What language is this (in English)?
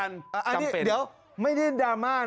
Thai